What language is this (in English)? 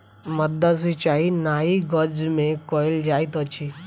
Maithili